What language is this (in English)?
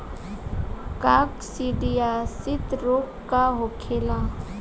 Bhojpuri